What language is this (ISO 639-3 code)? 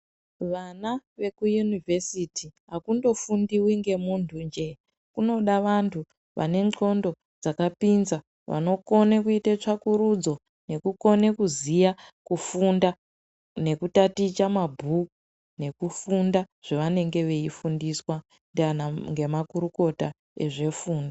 ndc